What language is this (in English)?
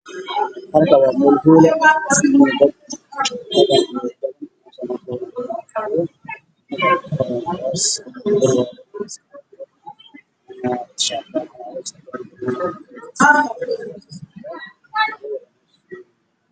Somali